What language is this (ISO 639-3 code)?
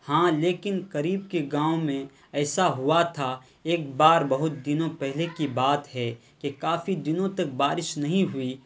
urd